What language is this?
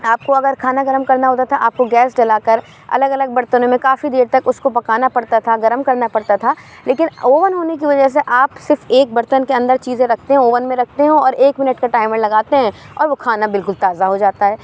Urdu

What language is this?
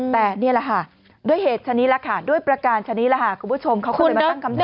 Thai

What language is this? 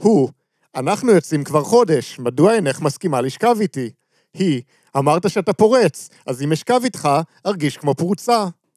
Hebrew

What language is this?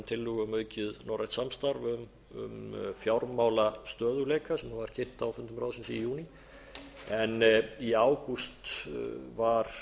Icelandic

